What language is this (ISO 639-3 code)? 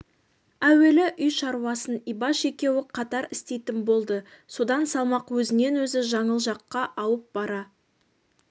kaz